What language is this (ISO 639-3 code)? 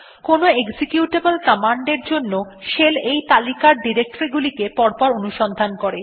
ben